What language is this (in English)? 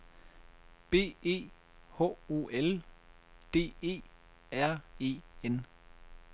Danish